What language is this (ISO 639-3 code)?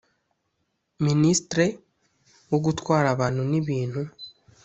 kin